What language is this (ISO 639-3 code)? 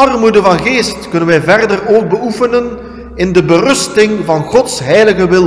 nld